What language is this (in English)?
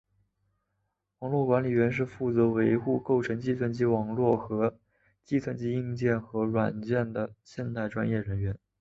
Chinese